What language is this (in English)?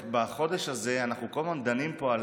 Hebrew